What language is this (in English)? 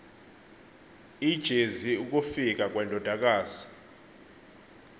Xhosa